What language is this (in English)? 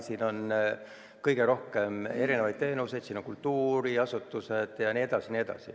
Estonian